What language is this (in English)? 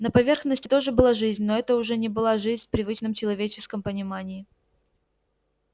Russian